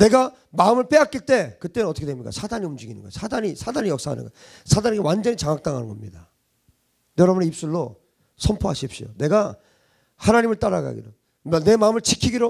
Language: Korean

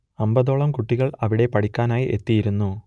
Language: Malayalam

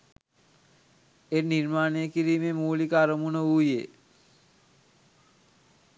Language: Sinhala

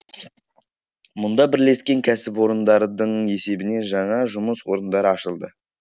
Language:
Kazakh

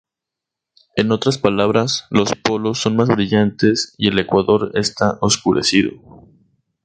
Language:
Spanish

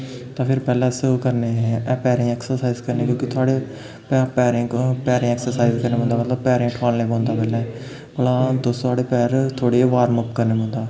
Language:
Dogri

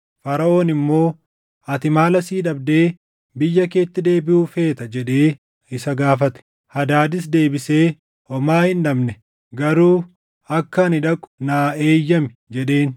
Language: Oromo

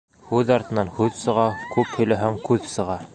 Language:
Bashkir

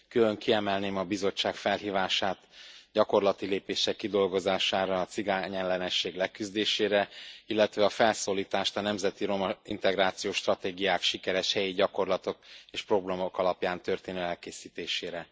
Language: Hungarian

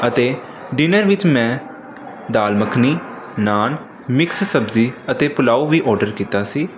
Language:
Punjabi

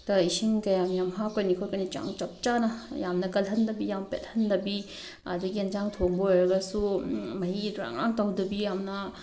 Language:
Manipuri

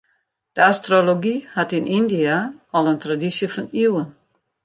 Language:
Western Frisian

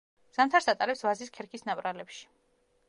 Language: Georgian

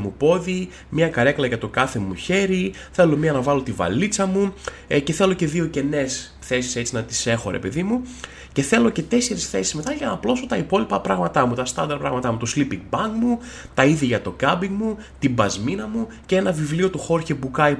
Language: Greek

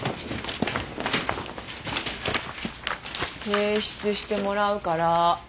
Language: Japanese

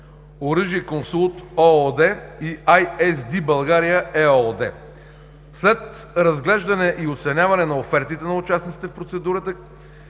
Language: Bulgarian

